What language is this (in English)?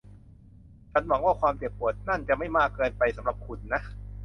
Thai